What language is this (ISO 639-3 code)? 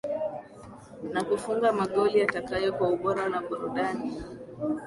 swa